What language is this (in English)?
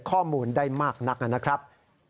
Thai